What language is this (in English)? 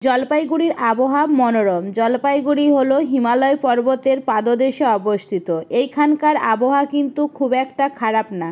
Bangla